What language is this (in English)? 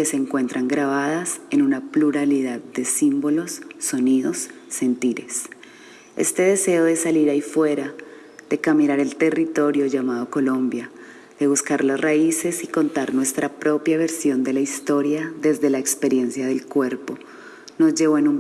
Spanish